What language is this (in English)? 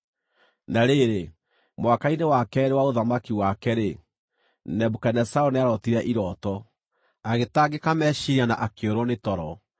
Kikuyu